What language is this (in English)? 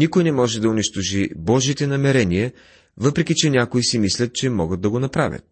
Bulgarian